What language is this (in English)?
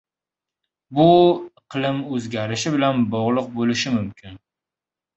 Uzbek